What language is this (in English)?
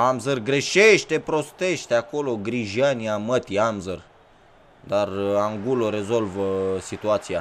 Romanian